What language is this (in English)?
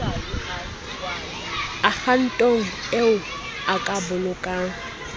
Southern Sotho